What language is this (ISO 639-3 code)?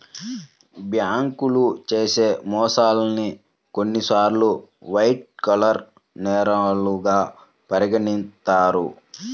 tel